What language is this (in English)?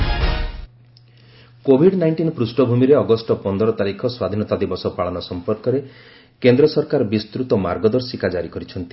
Odia